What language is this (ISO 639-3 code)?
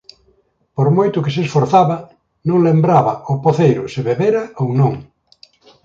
glg